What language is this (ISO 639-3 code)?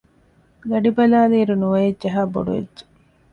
div